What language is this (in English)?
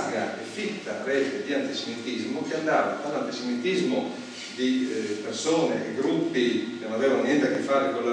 Italian